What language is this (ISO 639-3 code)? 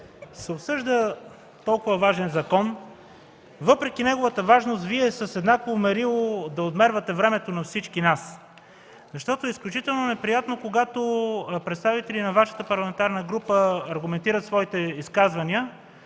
bul